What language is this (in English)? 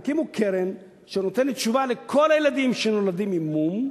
Hebrew